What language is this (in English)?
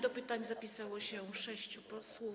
Polish